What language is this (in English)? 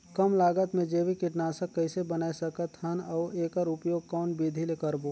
Chhattisgarhi